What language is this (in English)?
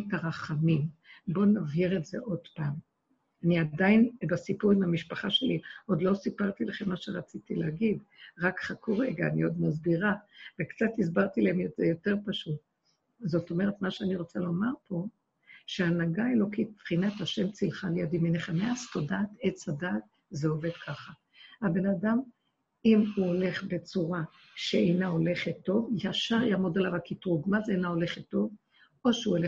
Hebrew